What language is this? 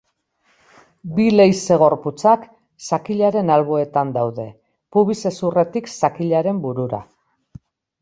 Basque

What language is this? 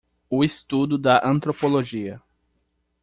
Portuguese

